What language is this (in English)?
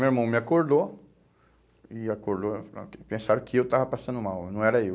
Portuguese